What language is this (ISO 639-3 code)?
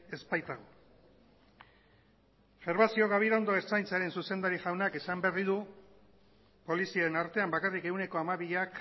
eus